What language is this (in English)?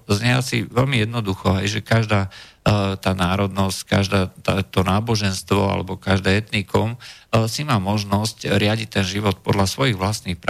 Slovak